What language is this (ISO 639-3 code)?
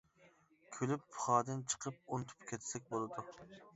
uig